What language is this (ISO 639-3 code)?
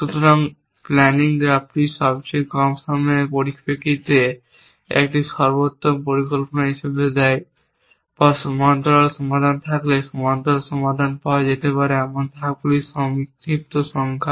ben